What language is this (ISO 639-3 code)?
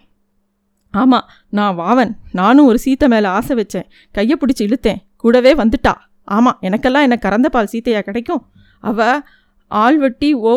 tam